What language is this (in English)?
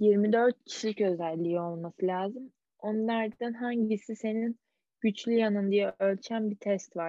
Turkish